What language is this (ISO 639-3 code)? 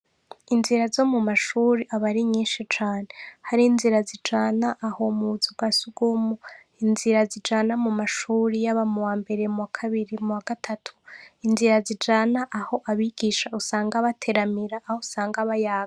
run